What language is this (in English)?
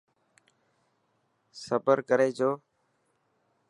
Dhatki